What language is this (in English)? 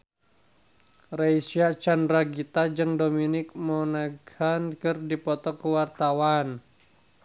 Sundanese